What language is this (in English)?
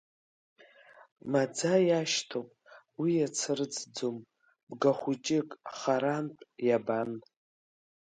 Abkhazian